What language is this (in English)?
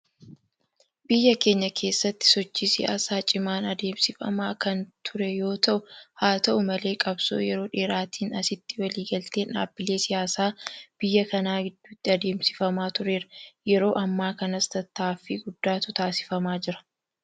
Oromo